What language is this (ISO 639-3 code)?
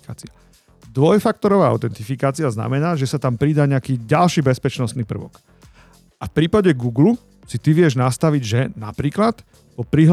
slk